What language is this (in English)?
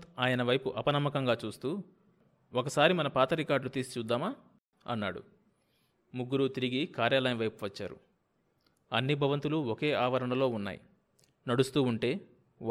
Telugu